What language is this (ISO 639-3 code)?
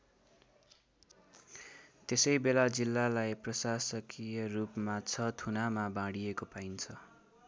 nep